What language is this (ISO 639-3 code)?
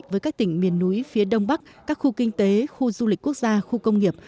vie